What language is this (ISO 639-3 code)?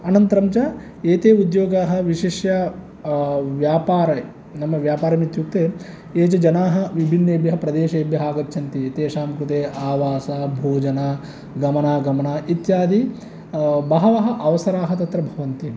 san